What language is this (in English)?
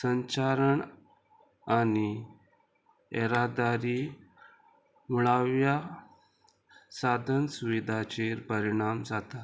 Konkani